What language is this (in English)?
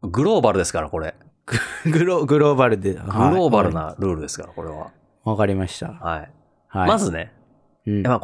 Japanese